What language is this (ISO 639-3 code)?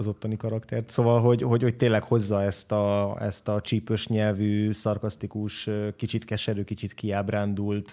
hun